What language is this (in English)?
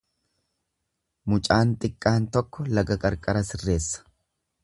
Oromo